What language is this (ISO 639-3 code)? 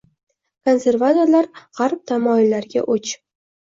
uzb